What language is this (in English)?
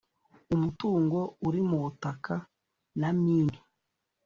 Kinyarwanda